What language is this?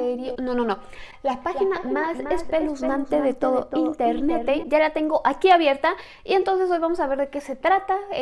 Spanish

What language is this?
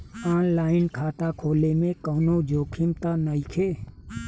Bhojpuri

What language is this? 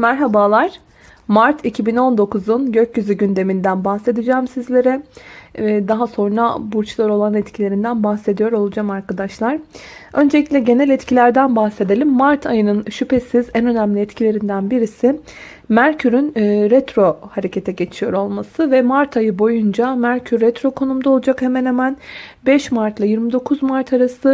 Turkish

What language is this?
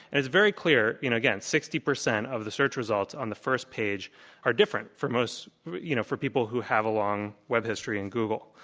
English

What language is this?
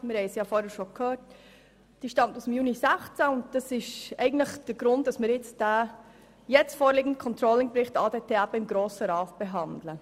Swiss German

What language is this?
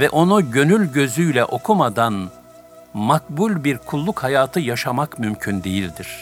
Turkish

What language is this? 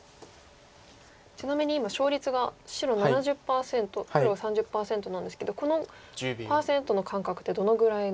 Japanese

